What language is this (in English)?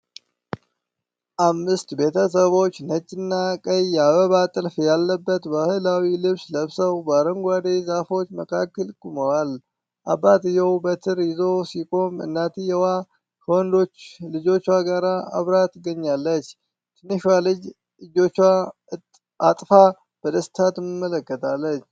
Amharic